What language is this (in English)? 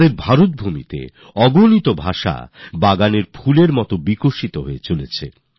Bangla